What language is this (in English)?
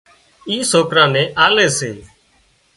Wadiyara Koli